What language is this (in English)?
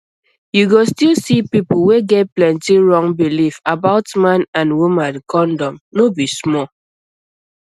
Nigerian Pidgin